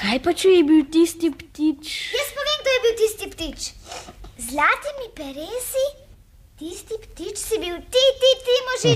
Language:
Romanian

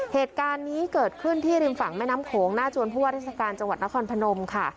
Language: Thai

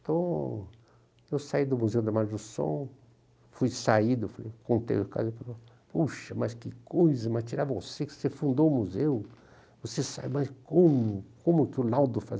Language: Portuguese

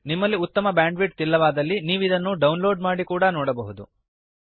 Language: Kannada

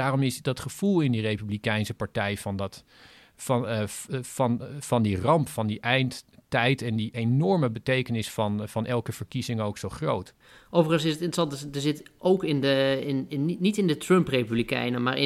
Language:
Dutch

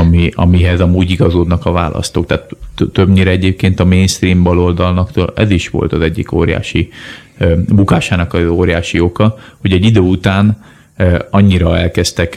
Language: Hungarian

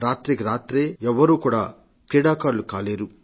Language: Telugu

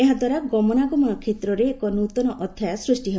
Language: Odia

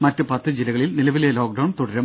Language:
Malayalam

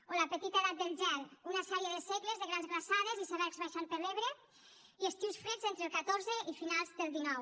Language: Catalan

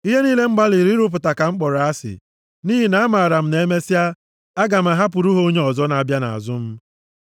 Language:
Igbo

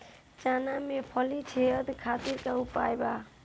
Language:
Bhojpuri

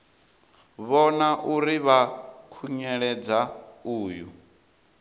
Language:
Venda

